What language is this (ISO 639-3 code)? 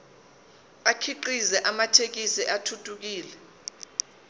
zul